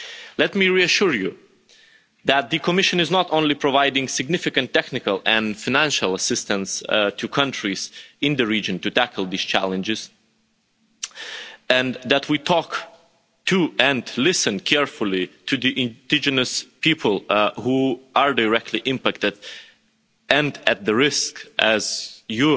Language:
English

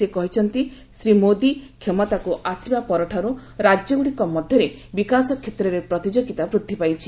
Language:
Odia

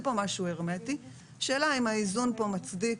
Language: Hebrew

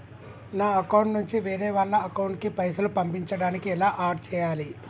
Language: Telugu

